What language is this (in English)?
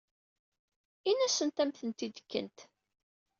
Kabyle